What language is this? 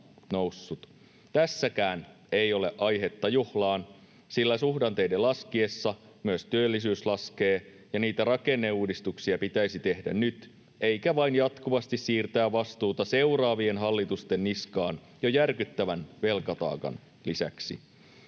Finnish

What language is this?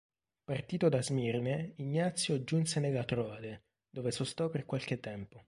Italian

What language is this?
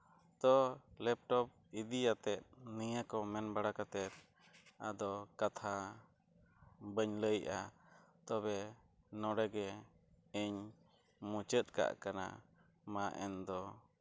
Santali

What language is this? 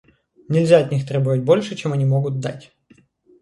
Russian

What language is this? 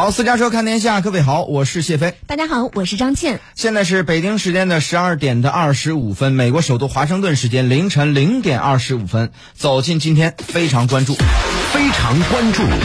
Chinese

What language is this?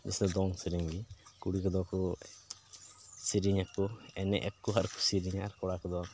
Santali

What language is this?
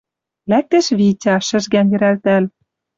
Western Mari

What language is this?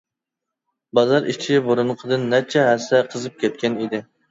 Uyghur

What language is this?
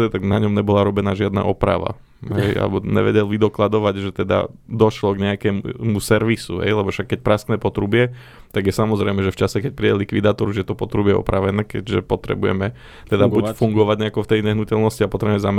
Slovak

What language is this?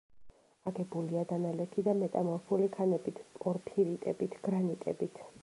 Georgian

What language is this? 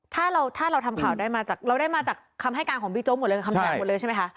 Thai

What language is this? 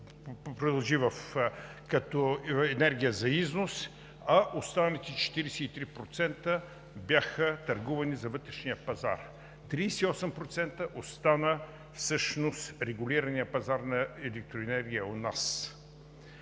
Bulgarian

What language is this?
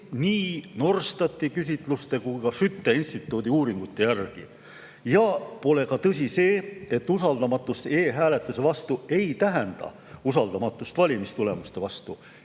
Estonian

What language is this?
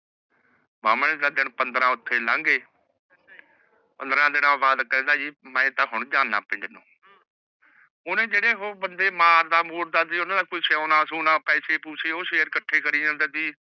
Punjabi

